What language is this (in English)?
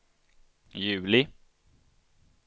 Swedish